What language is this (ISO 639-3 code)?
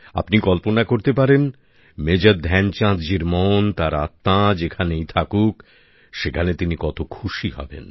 ben